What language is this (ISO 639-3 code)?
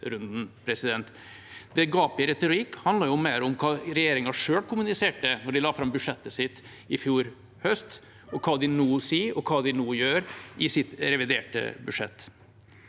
nor